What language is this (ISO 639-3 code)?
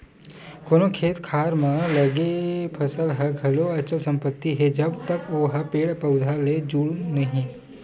hne